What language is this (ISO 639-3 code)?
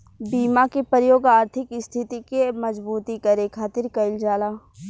bho